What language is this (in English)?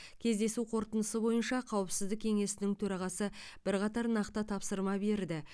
Kazakh